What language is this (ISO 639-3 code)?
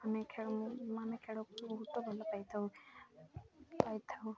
ori